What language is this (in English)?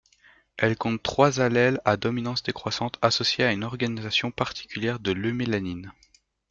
French